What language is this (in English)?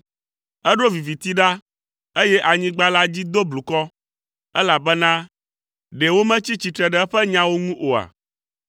Ewe